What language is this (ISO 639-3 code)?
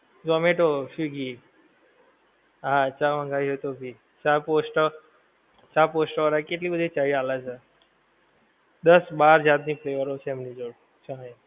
guj